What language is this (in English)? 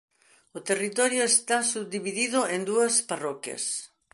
Galician